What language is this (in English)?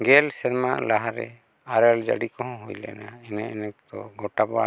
Santali